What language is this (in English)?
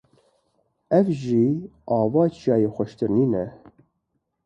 Kurdish